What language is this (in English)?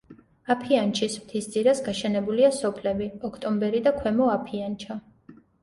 Georgian